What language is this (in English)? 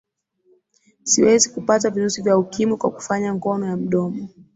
Swahili